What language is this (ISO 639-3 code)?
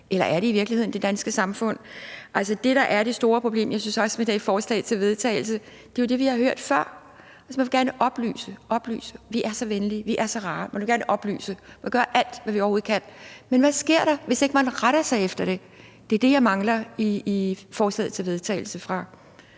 dan